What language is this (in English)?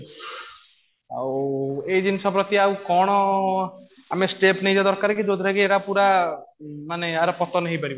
Odia